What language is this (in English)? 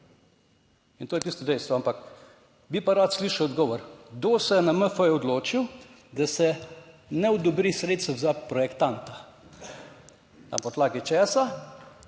Slovenian